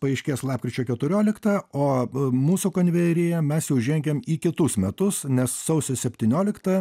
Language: Lithuanian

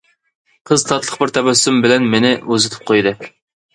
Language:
Uyghur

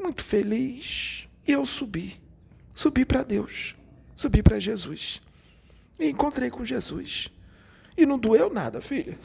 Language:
Portuguese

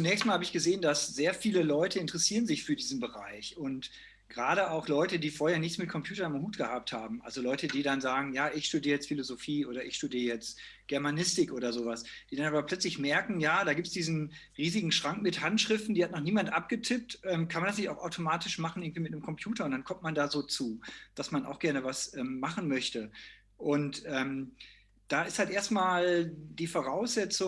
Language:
German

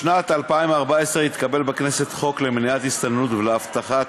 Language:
Hebrew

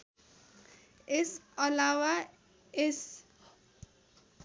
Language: Nepali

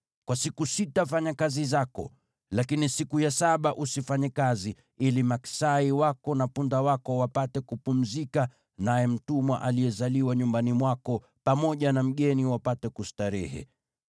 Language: Swahili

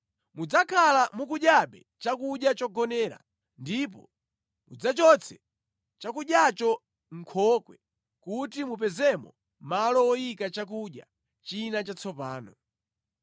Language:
Nyanja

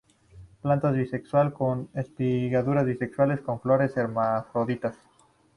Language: Spanish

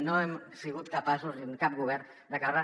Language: Catalan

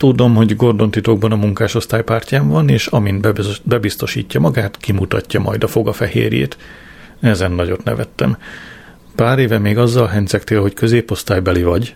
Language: Hungarian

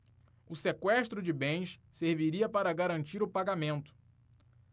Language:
Portuguese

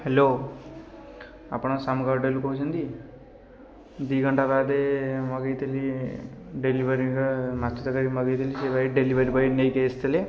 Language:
Odia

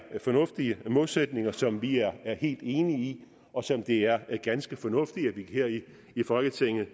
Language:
Danish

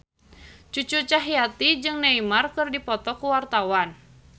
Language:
Sundanese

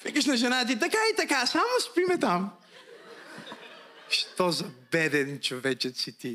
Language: Bulgarian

